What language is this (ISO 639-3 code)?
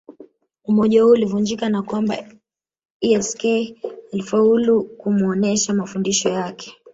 swa